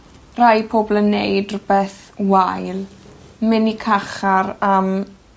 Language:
Welsh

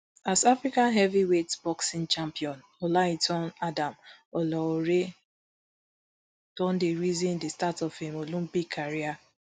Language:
Nigerian Pidgin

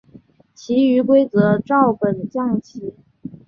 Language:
Chinese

